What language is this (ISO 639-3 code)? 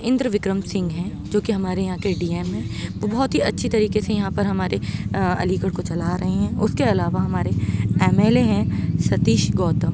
urd